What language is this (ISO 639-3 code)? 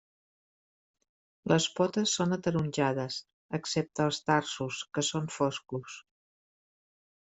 cat